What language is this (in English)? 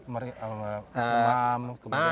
Indonesian